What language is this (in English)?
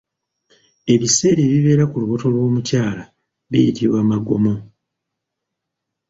Ganda